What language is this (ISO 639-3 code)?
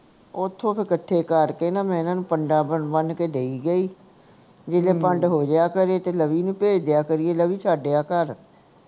pan